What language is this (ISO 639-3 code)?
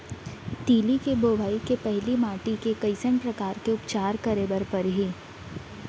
hne